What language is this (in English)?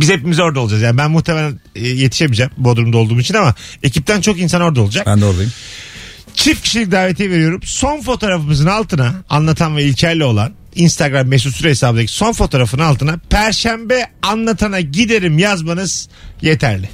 Turkish